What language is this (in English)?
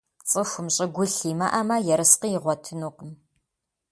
Kabardian